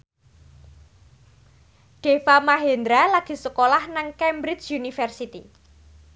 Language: Javanese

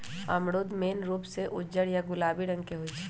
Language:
Magahi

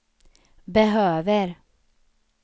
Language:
Swedish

